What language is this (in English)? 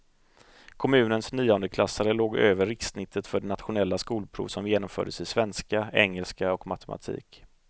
Swedish